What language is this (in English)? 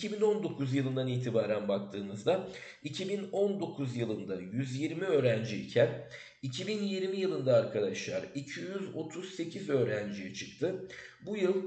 Turkish